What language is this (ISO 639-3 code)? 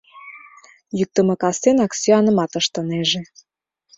chm